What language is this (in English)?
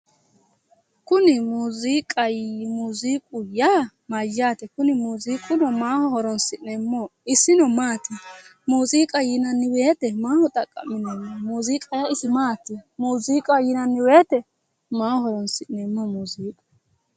Sidamo